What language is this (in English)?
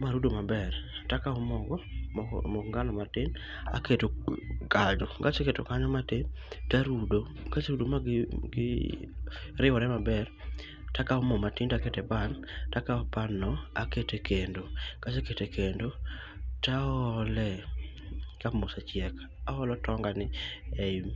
Luo (Kenya and Tanzania)